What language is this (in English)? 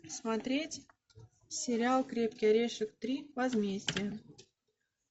Russian